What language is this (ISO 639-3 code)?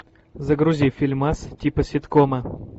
rus